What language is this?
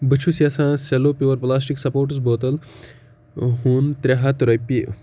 Kashmiri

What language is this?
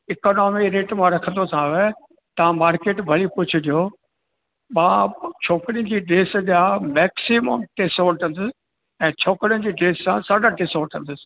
Sindhi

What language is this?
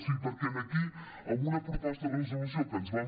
Catalan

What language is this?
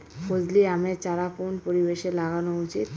Bangla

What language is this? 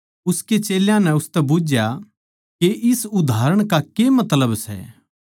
Haryanvi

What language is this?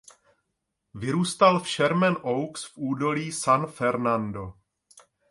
Czech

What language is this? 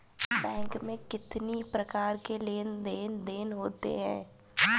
Hindi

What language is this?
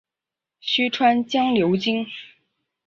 Chinese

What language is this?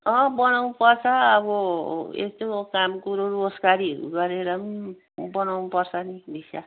Nepali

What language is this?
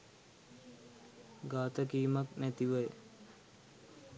Sinhala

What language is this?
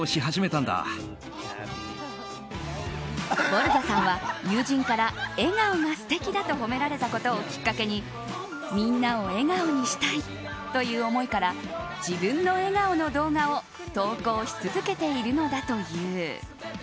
Japanese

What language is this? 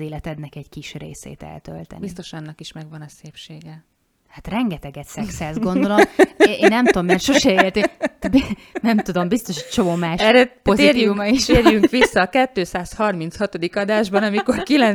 Hungarian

